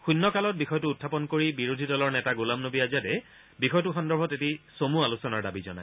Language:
Assamese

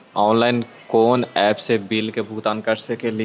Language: Magahi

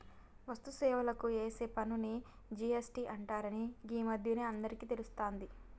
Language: Telugu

